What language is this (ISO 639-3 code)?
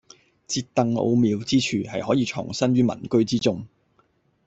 yue